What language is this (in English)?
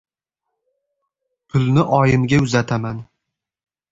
Uzbek